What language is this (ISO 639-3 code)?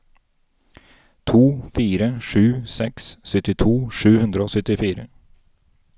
nor